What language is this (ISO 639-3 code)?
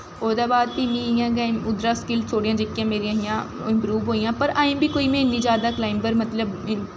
doi